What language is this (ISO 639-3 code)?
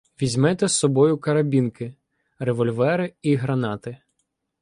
ukr